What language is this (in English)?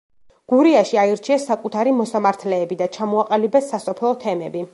Georgian